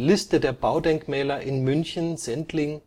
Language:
German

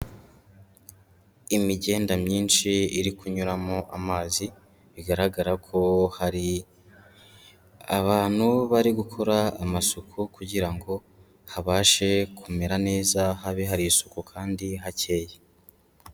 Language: Kinyarwanda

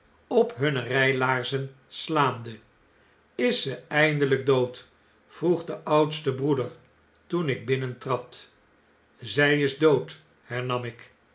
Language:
Dutch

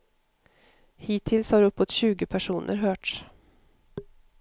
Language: Swedish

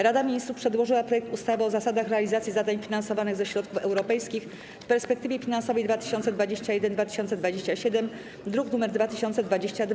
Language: Polish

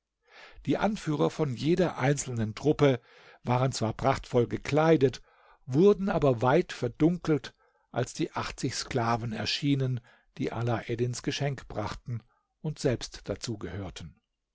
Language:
German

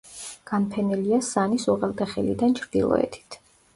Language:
Georgian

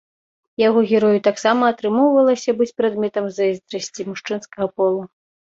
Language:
Belarusian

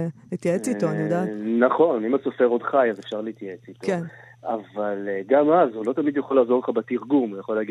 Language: Hebrew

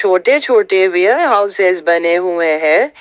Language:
Hindi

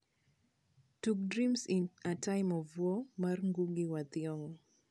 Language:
Luo (Kenya and Tanzania)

